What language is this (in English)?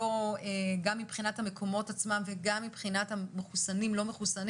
Hebrew